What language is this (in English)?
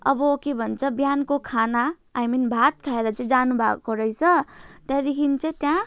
Nepali